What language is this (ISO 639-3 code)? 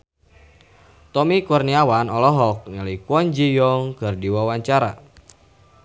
sun